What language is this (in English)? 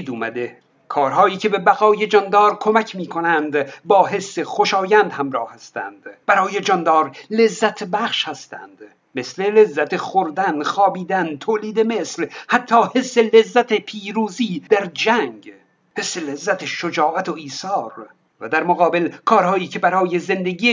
Persian